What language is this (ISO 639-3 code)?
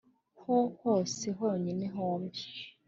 kin